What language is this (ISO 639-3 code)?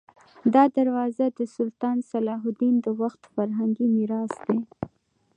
pus